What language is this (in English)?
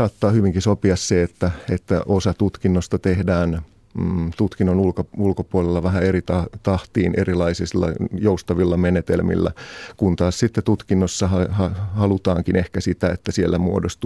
Finnish